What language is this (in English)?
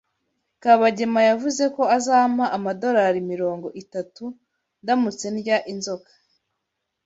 Kinyarwanda